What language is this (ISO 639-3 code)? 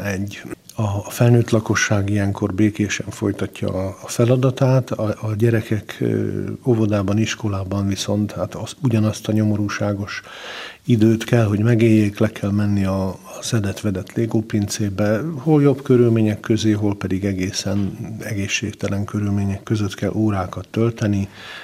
hun